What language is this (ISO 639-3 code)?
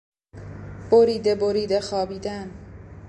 fas